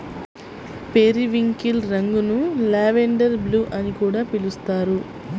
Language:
Telugu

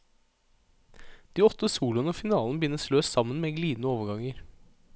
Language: Norwegian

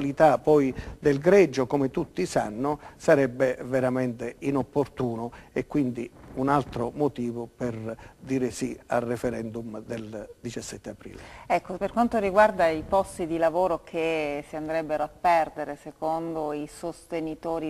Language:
Italian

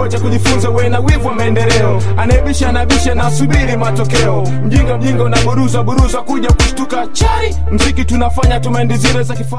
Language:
Swahili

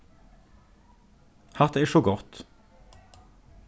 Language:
Faroese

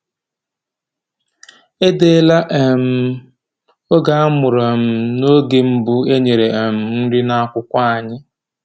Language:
Igbo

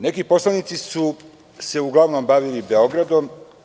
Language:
Serbian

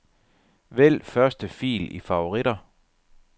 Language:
Danish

